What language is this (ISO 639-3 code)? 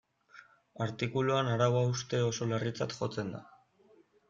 eus